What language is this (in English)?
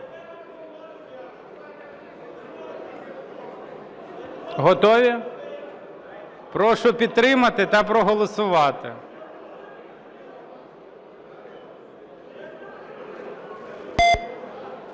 Ukrainian